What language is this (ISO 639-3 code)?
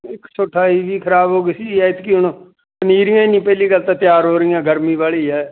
pan